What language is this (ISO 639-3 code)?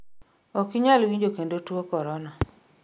luo